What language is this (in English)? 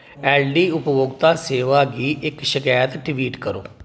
Dogri